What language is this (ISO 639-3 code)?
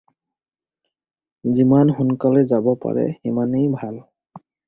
asm